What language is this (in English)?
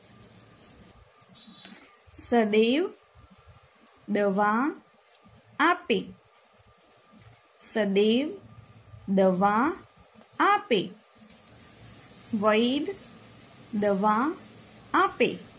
Gujarati